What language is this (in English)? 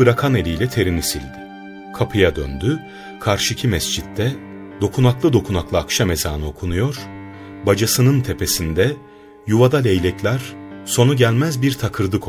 Turkish